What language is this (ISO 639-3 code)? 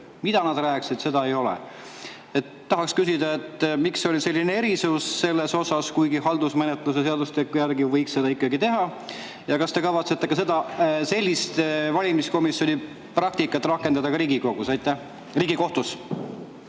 est